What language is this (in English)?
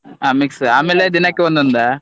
Kannada